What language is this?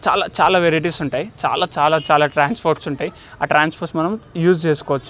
Telugu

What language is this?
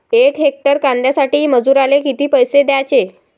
Marathi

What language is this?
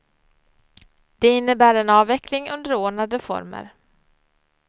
Swedish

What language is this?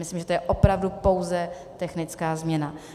Czech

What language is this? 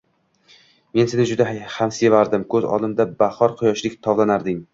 Uzbek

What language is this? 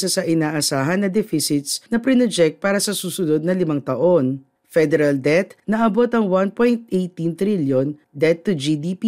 Filipino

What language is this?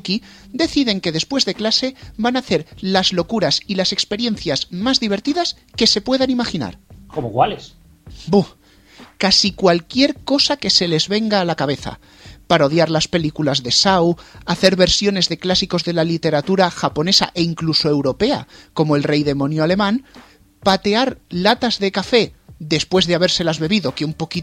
Spanish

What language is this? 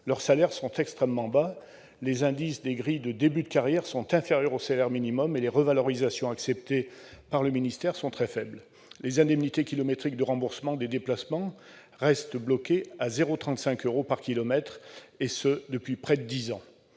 French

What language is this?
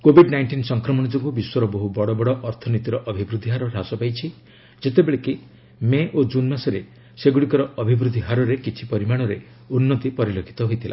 Odia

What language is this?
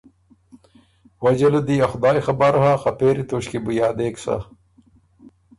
Ormuri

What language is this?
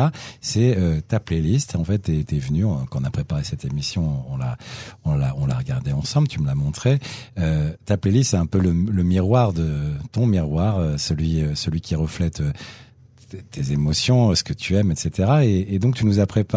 French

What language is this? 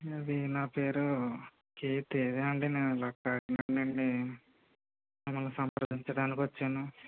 Telugu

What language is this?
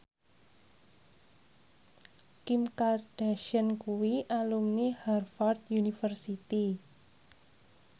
Javanese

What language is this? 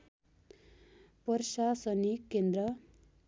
Nepali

